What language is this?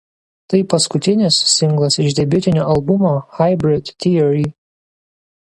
Lithuanian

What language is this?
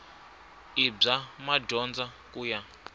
Tsonga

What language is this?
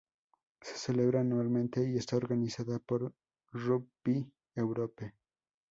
Spanish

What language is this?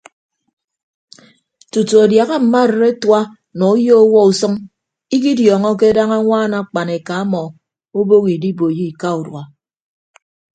Ibibio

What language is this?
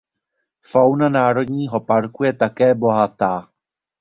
Czech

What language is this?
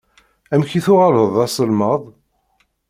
Kabyle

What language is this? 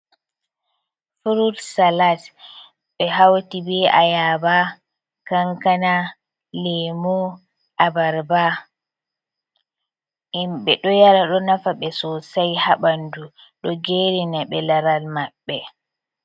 Fula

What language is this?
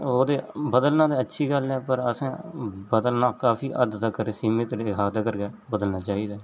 Dogri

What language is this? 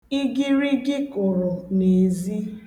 Igbo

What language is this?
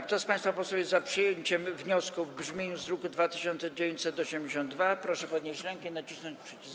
Polish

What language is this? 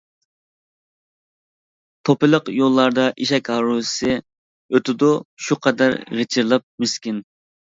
Uyghur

